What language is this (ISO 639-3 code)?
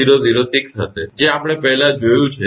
guj